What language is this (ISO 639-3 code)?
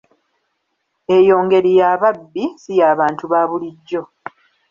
lug